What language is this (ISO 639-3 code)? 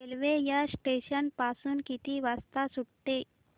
mar